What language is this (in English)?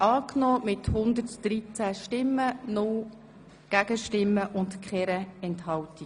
Swiss German